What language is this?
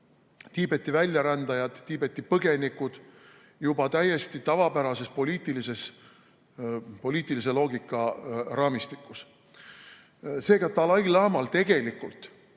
Estonian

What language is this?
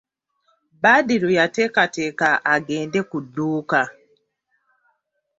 Ganda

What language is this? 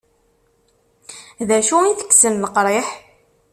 Kabyle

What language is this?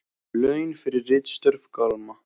Icelandic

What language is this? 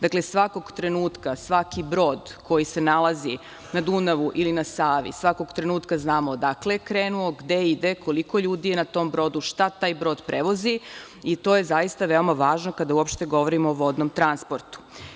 Serbian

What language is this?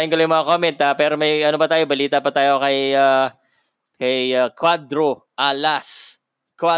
Filipino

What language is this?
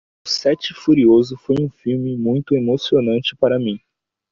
Portuguese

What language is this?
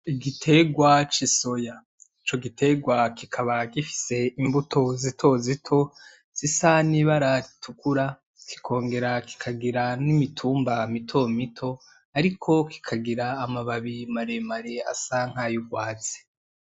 Rundi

